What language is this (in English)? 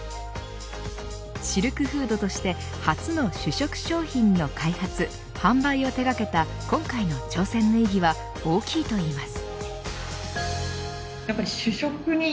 Japanese